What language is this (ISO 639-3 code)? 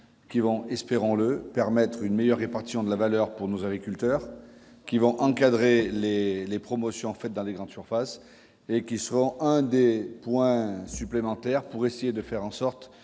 fra